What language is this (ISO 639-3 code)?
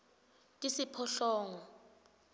ssw